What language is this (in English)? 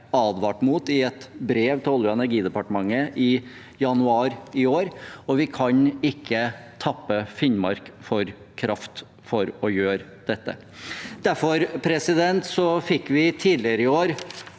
Norwegian